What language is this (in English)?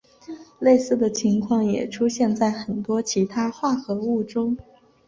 Chinese